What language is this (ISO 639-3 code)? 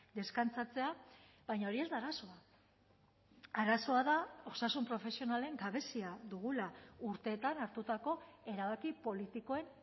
eus